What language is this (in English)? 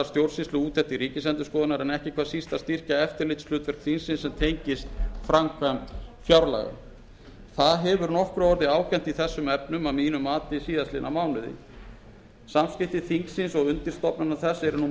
Icelandic